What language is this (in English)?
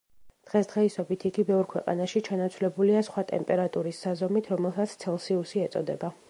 Georgian